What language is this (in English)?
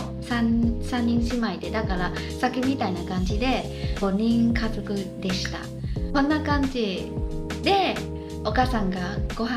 Japanese